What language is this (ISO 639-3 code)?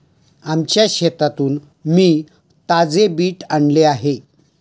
mar